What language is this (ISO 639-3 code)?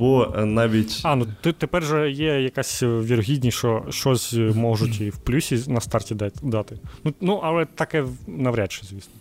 ukr